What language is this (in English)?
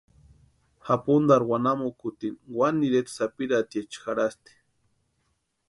Western Highland Purepecha